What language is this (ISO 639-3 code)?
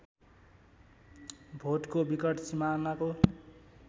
nep